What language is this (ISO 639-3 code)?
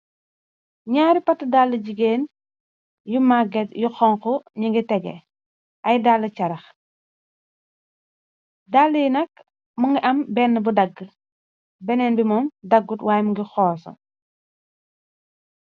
wol